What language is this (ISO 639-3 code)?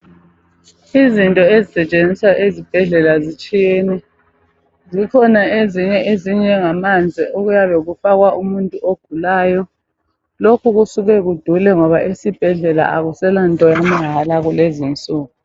nde